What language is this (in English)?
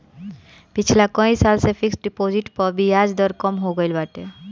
Bhojpuri